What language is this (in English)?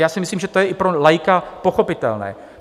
Czech